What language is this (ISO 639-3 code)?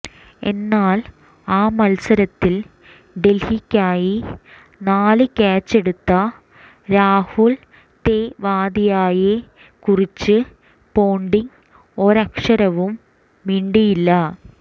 mal